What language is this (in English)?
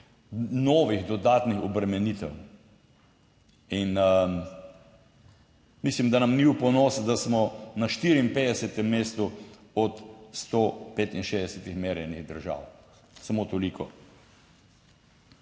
Slovenian